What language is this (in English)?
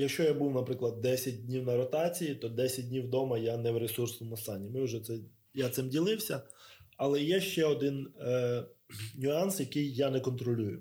Ukrainian